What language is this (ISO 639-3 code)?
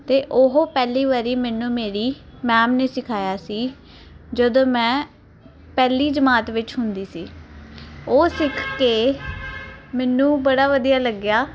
pan